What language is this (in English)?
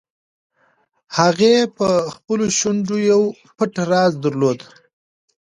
Pashto